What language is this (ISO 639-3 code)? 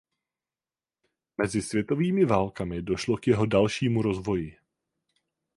ces